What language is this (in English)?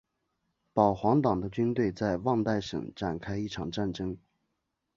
Chinese